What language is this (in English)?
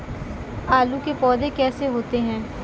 Hindi